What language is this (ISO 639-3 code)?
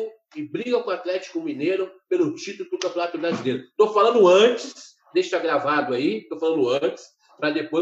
por